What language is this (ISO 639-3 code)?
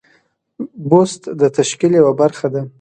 pus